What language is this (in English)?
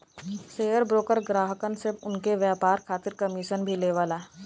Bhojpuri